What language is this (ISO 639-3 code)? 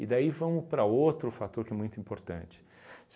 por